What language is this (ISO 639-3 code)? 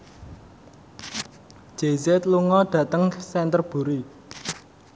jav